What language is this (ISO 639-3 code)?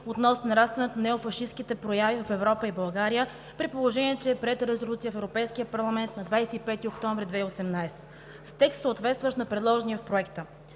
bul